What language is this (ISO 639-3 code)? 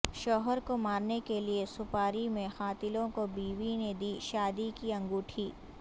urd